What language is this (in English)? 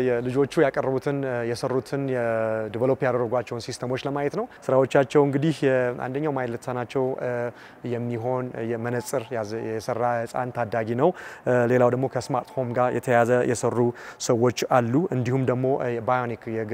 Arabic